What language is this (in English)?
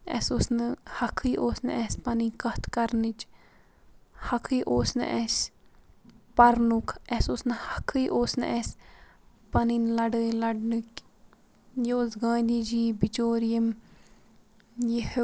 Kashmiri